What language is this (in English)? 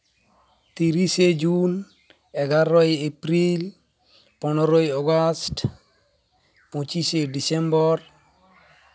Santali